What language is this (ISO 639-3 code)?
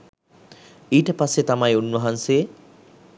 sin